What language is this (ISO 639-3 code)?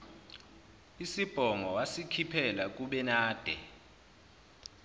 zul